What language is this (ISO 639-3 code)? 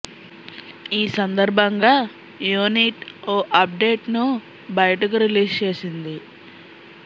tel